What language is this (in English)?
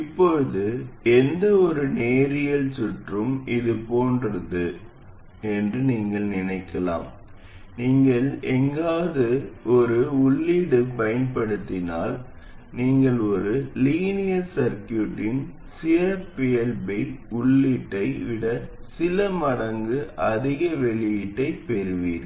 Tamil